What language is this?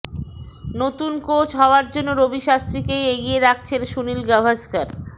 Bangla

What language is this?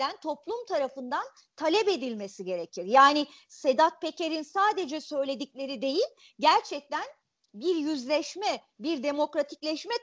Turkish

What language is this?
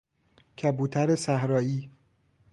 Persian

